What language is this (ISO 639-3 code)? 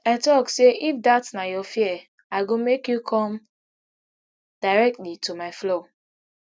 pcm